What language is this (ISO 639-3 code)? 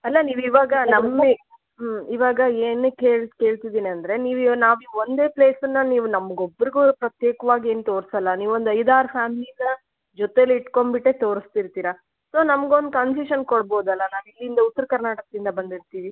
kan